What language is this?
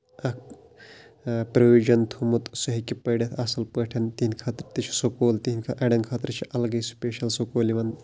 Kashmiri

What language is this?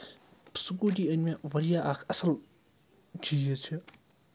Kashmiri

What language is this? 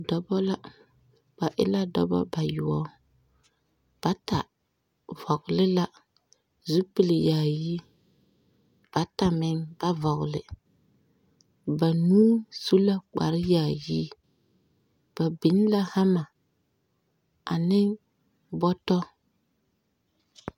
Southern Dagaare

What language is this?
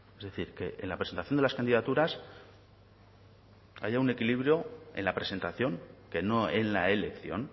Spanish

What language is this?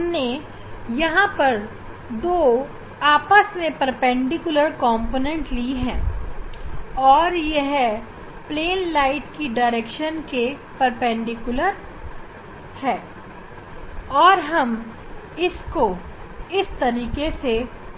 Hindi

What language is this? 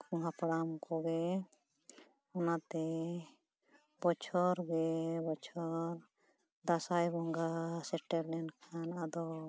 Santali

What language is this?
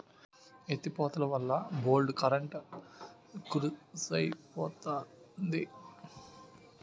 Telugu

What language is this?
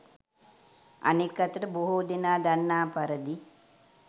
Sinhala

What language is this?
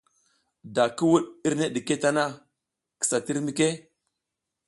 South Giziga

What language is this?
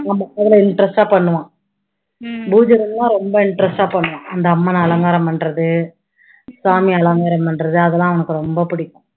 Tamil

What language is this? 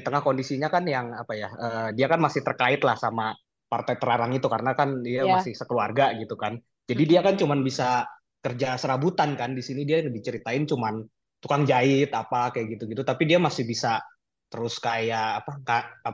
Indonesian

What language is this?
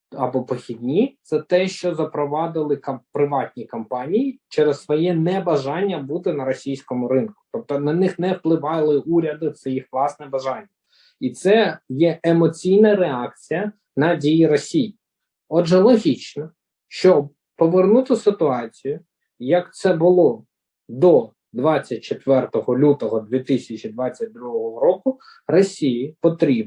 Ukrainian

